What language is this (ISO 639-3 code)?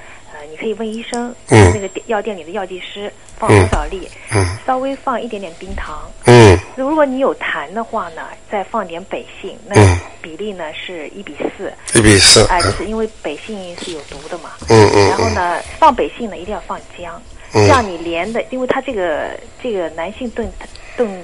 zho